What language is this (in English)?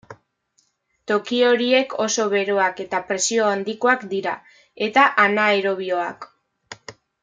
Basque